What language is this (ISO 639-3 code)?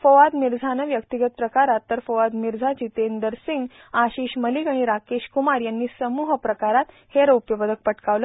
mar